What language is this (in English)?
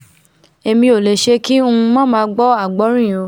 Yoruba